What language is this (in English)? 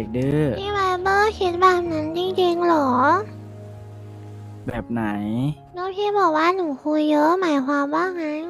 Thai